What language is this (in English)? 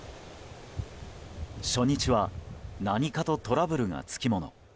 Japanese